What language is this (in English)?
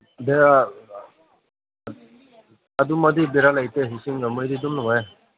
Manipuri